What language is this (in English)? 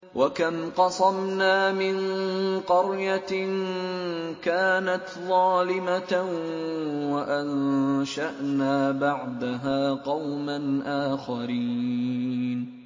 Arabic